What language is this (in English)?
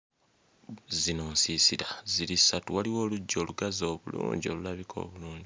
Ganda